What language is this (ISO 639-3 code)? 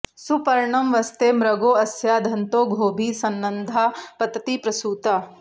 san